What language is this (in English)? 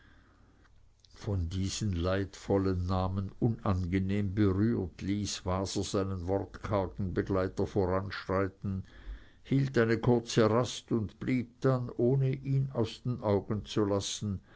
German